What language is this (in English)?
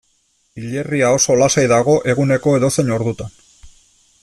Basque